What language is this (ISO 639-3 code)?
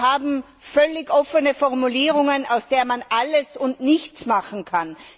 deu